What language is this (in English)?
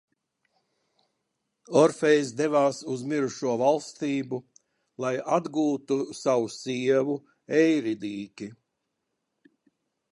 Latvian